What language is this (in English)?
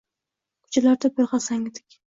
Uzbek